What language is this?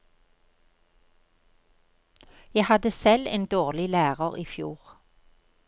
Norwegian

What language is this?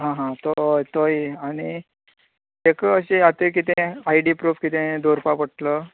Konkani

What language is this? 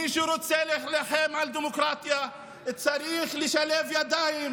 Hebrew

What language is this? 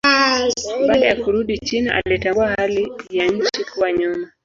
Swahili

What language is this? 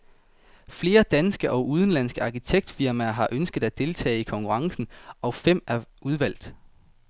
Danish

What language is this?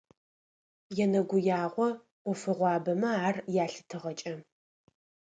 Adyghe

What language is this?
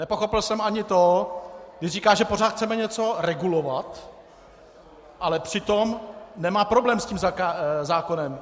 Czech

